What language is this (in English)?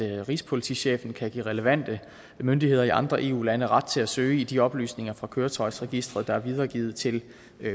Danish